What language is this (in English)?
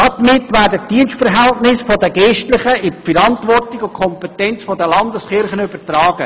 Swiss German